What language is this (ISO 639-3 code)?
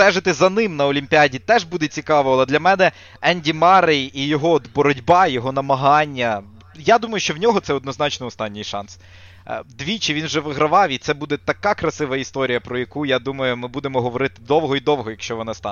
ukr